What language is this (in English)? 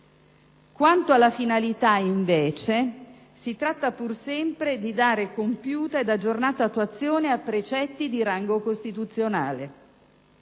Italian